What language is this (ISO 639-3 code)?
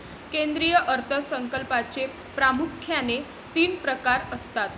mar